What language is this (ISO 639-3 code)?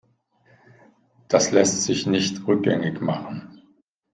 deu